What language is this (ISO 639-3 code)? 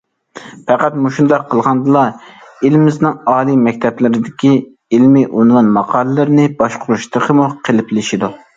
uig